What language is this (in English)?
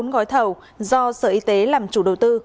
Vietnamese